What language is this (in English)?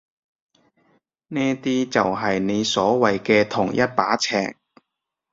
Cantonese